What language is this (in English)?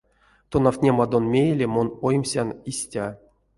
Erzya